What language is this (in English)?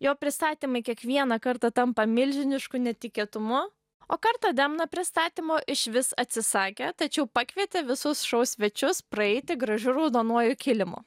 Lithuanian